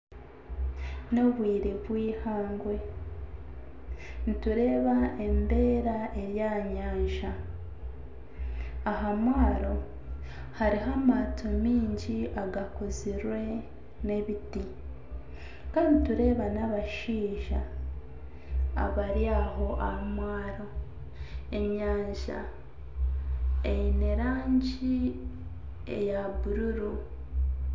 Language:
Nyankole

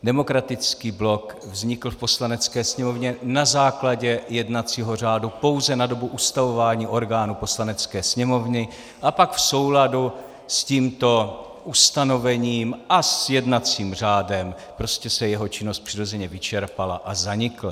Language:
Czech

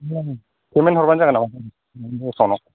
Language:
Bodo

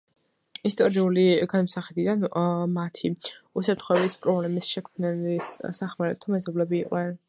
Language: Georgian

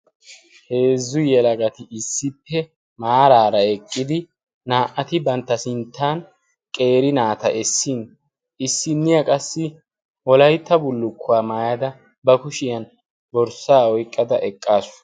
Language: Wolaytta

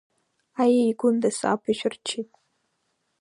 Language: Abkhazian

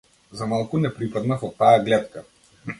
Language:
Macedonian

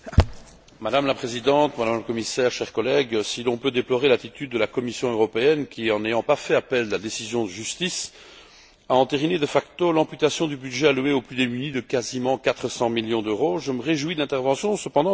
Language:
French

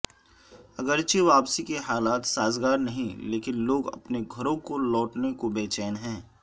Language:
Urdu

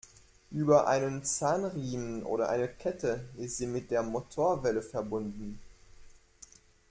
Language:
German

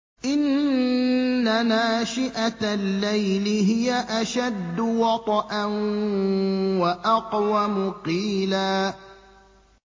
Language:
Arabic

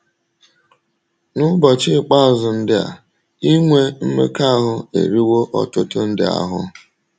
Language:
Igbo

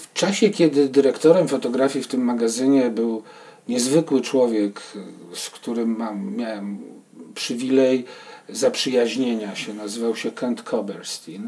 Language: Polish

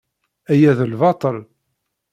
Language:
Kabyle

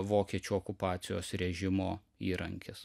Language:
Lithuanian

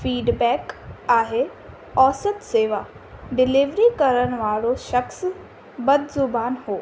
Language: Sindhi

